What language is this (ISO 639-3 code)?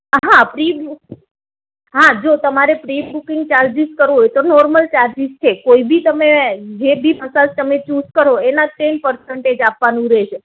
guj